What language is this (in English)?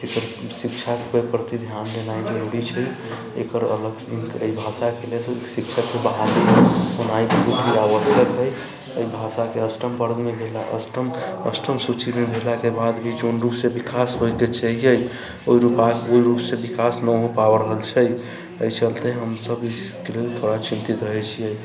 Maithili